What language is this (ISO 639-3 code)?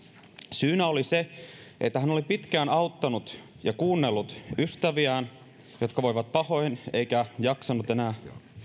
fin